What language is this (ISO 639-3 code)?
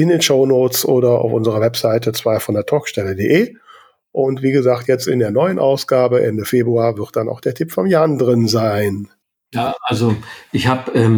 deu